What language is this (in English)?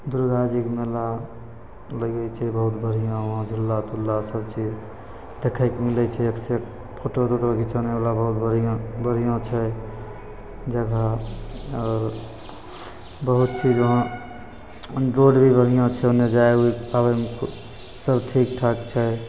Maithili